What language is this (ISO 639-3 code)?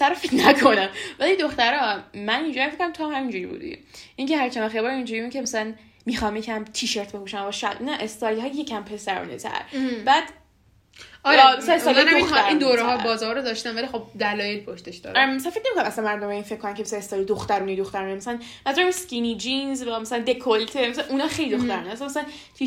fas